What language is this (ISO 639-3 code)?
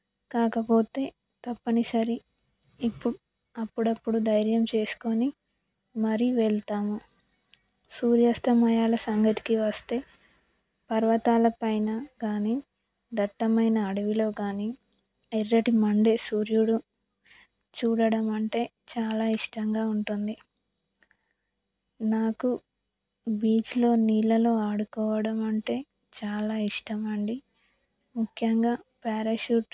tel